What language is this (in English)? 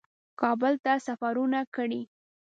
Pashto